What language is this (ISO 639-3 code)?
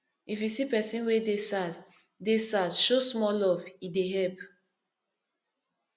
pcm